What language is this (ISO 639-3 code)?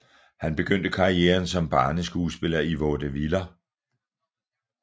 dan